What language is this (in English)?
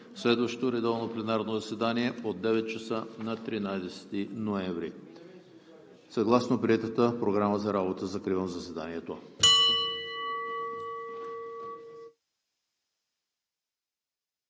Bulgarian